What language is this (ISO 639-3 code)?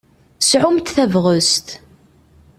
kab